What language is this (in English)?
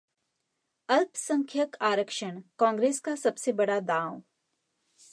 Hindi